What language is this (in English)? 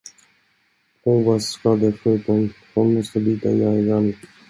Swedish